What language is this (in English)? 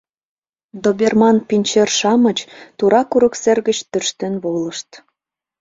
Mari